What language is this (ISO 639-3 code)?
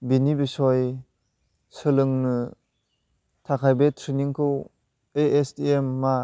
brx